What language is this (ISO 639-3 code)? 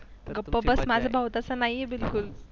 mar